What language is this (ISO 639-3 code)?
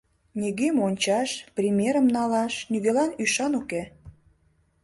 chm